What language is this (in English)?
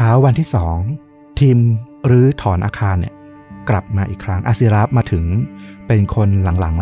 Thai